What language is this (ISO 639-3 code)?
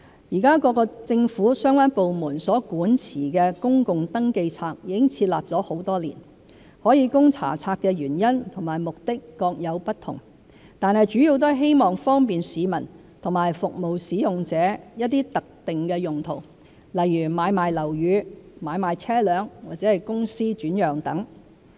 yue